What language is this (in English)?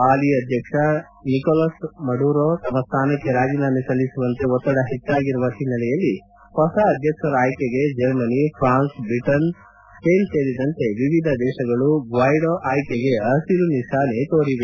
Kannada